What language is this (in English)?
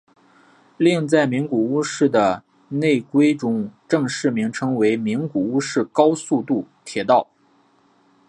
Chinese